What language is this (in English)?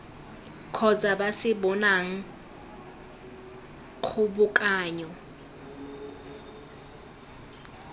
Tswana